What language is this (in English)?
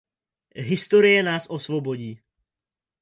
Czech